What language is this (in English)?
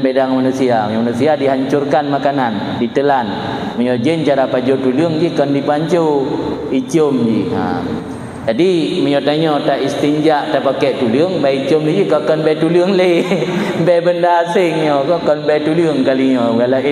Malay